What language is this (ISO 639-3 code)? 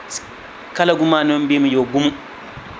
ful